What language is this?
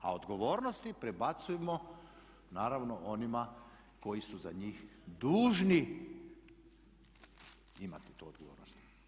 Croatian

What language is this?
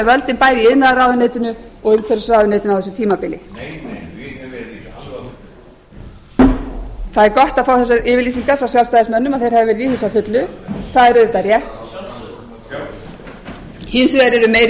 Icelandic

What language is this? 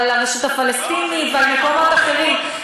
Hebrew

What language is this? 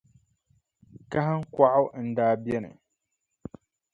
Dagbani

